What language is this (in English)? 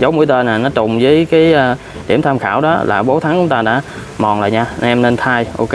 Vietnamese